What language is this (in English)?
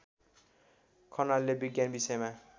Nepali